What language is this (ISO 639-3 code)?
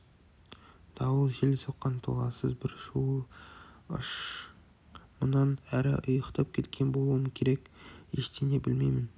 kaz